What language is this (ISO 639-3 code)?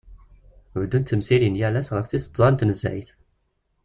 kab